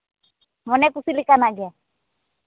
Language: Santali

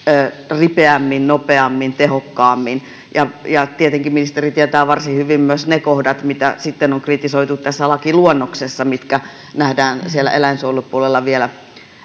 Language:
Finnish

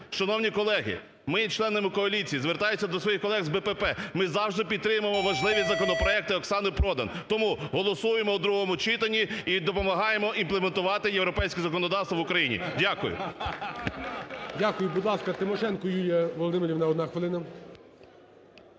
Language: Ukrainian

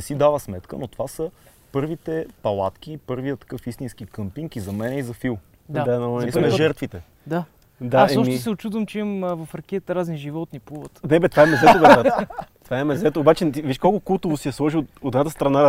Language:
Bulgarian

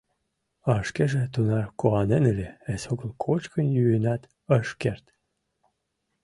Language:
Mari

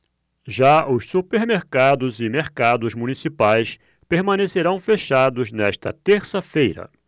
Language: Portuguese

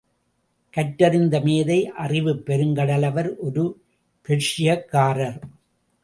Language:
Tamil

